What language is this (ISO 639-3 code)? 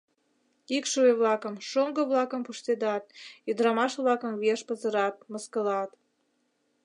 chm